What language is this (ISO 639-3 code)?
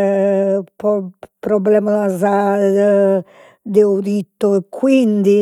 srd